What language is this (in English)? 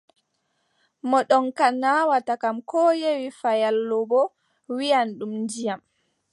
Adamawa Fulfulde